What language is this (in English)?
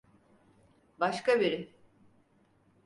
Turkish